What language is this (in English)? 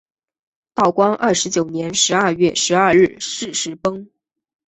Chinese